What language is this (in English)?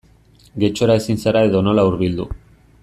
Basque